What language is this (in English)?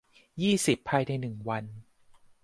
Thai